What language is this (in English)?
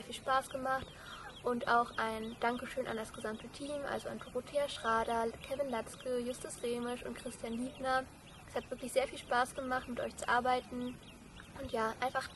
German